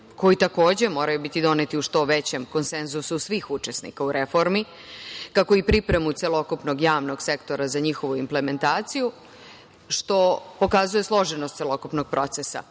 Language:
Serbian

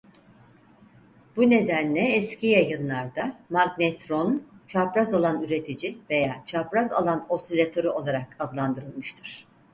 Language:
Turkish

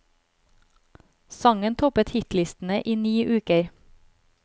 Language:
Norwegian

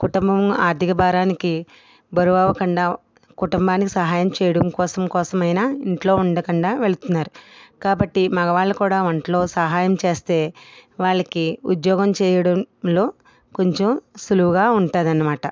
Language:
Telugu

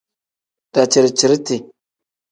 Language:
Tem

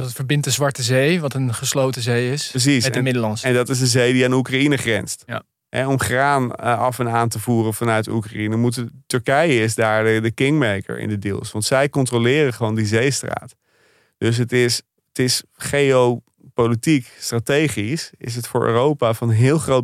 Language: Dutch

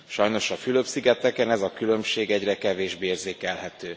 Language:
Hungarian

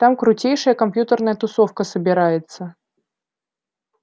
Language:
Russian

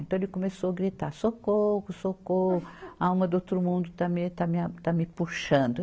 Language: Portuguese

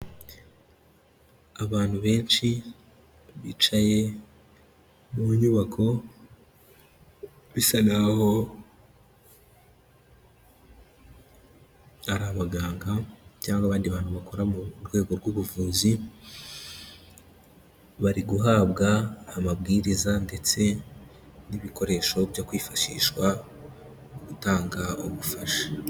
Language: Kinyarwanda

